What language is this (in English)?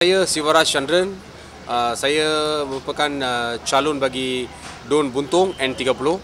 Malay